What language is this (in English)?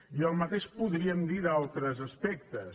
Catalan